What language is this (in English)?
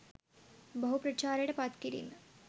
Sinhala